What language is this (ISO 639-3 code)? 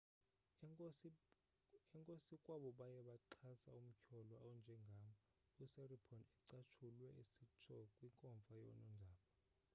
xho